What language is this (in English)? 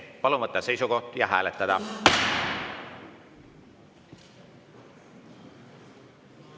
Estonian